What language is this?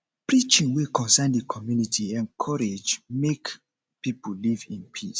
Nigerian Pidgin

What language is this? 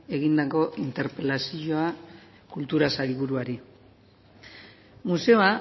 Basque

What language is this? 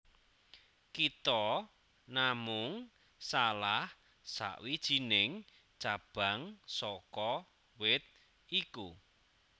Javanese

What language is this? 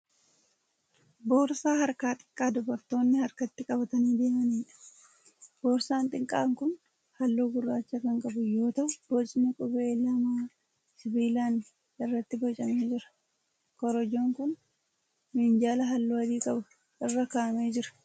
Oromo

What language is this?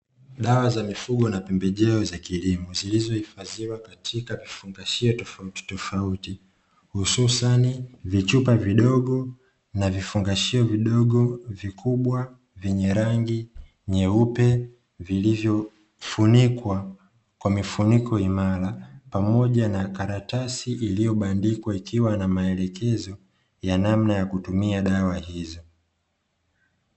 Swahili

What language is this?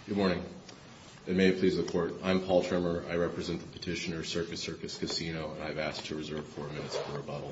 English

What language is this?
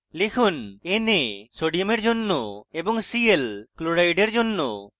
Bangla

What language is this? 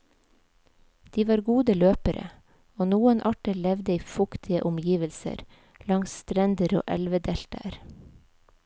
Norwegian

